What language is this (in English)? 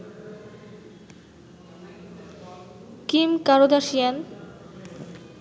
Bangla